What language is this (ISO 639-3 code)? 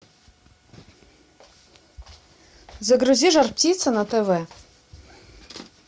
rus